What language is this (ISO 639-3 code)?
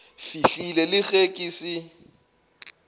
nso